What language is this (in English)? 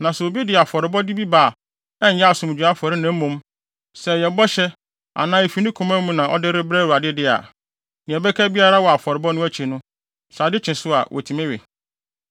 Akan